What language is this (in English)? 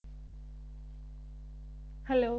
Punjabi